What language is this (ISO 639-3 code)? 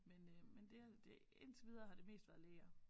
dan